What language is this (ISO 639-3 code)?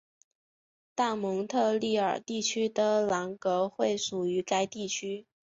zho